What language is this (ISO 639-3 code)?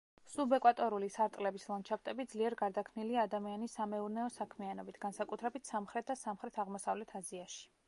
kat